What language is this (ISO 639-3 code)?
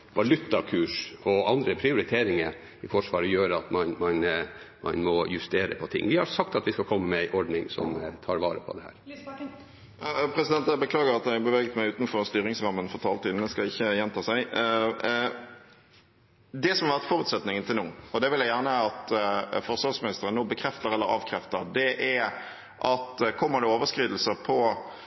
nor